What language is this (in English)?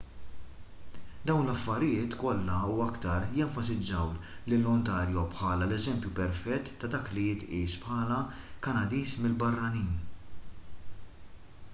Maltese